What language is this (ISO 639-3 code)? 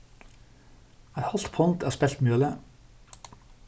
fao